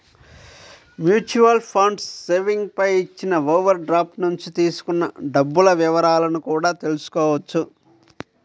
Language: Telugu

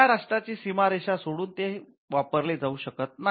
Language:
Marathi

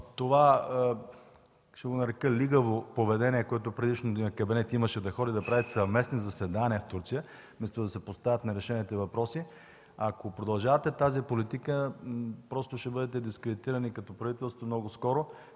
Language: Bulgarian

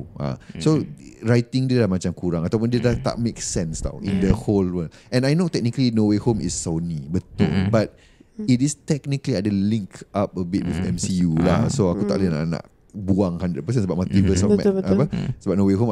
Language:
Malay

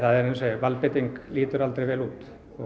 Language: Icelandic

